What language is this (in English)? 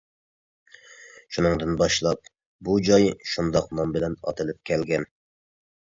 Uyghur